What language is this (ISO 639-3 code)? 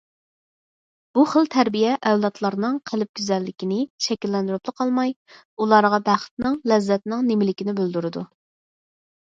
uig